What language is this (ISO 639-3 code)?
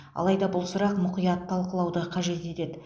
kaz